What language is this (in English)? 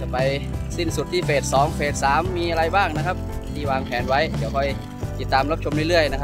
Thai